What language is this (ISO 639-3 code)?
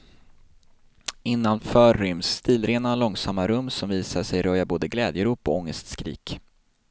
swe